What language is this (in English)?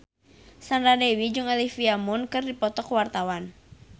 Sundanese